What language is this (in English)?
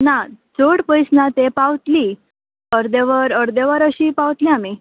Konkani